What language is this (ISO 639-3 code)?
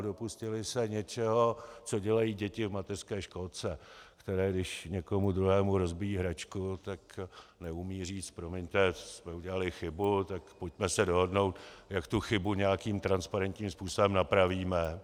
ces